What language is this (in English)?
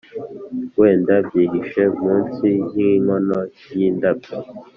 Kinyarwanda